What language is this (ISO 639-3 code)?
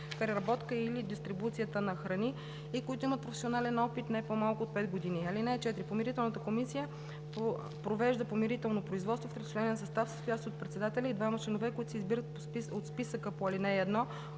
bul